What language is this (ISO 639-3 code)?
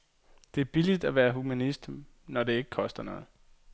dan